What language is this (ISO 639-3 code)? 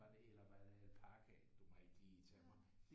dan